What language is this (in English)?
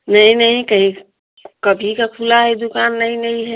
Hindi